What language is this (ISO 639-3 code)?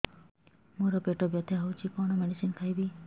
ori